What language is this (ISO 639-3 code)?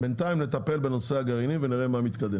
heb